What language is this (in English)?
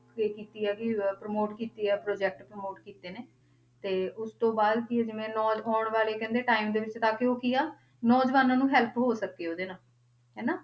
Punjabi